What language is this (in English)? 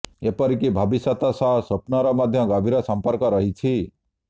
Odia